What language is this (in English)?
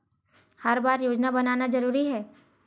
Chhattisgarhi